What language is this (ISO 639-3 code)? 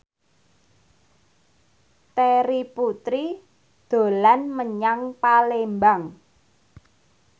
jav